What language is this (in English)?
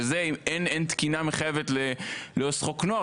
Hebrew